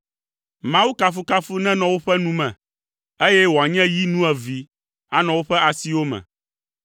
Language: Ewe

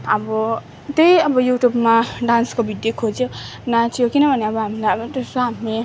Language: Nepali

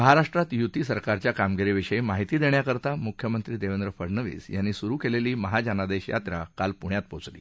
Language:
Marathi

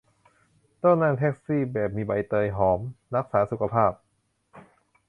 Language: Thai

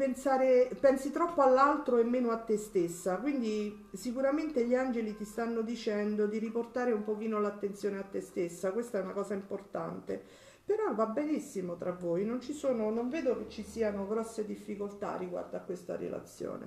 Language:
Italian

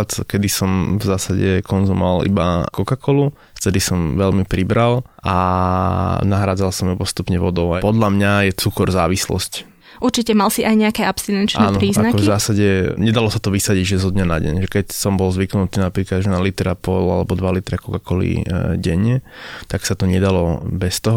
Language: Slovak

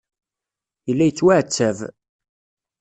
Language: Kabyle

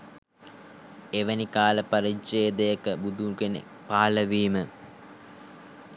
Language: Sinhala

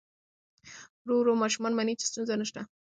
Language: Pashto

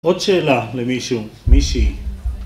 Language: Hebrew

